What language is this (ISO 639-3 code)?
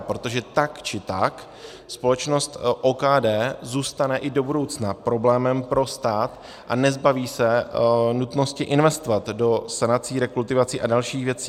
ces